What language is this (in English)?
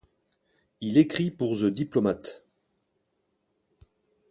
French